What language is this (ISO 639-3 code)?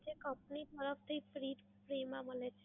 guj